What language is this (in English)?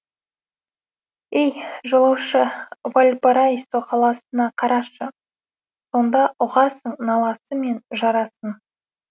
Kazakh